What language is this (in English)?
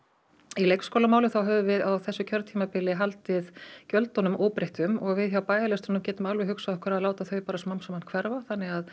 Icelandic